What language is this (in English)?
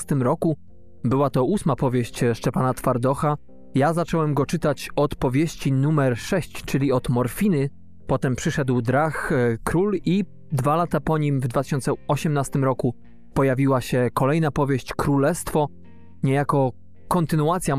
Polish